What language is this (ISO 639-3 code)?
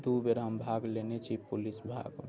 mai